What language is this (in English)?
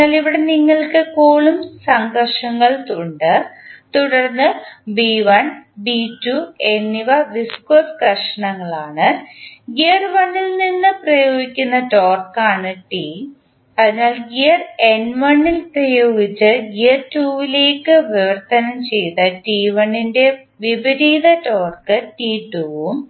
Malayalam